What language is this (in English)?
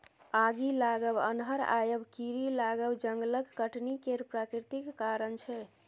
Maithili